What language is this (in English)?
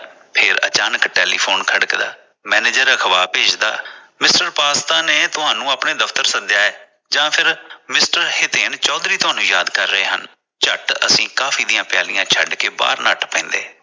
Punjabi